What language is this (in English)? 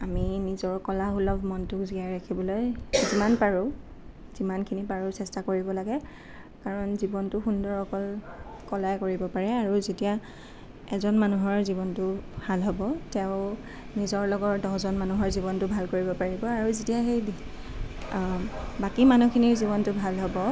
Assamese